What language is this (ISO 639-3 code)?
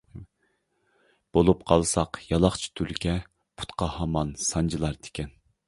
uig